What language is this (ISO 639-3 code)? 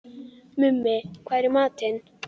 isl